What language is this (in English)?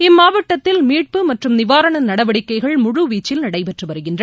Tamil